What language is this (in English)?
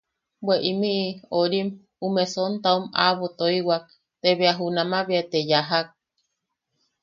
Yaqui